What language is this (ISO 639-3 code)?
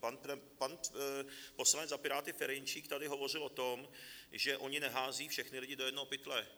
ces